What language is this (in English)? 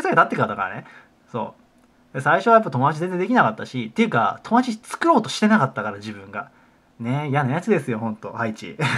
Japanese